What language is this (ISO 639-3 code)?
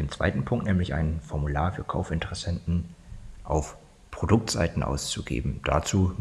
deu